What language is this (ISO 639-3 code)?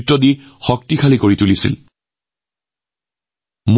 asm